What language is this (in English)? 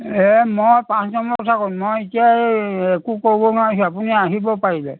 Assamese